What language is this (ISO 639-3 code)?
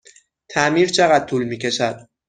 fas